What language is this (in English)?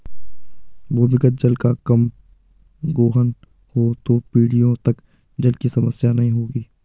Hindi